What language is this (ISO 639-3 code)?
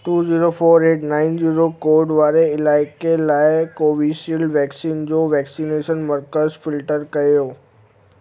snd